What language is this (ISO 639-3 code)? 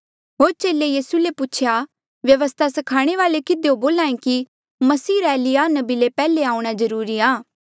mjl